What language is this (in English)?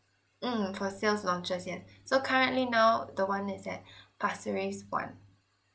English